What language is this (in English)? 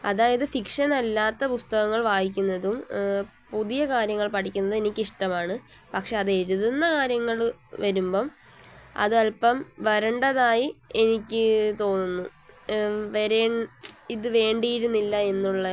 Malayalam